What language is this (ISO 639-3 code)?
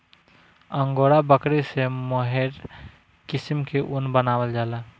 bho